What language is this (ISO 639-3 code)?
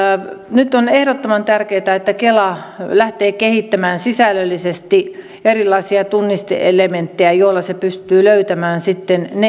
fin